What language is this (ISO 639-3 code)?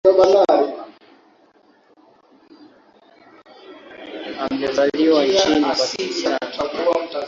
swa